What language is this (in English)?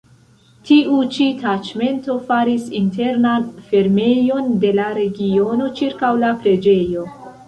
Esperanto